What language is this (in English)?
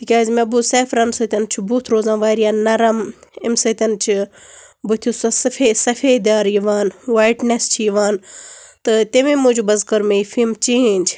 Kashmiri